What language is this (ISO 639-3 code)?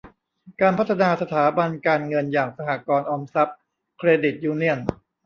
tha